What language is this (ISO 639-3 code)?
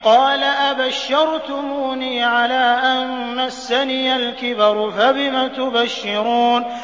ara